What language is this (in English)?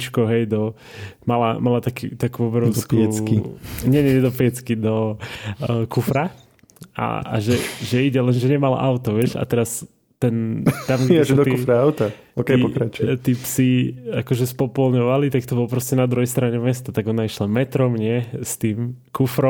Slovak